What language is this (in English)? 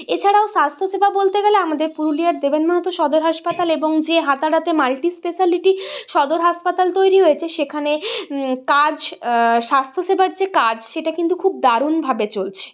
Bangla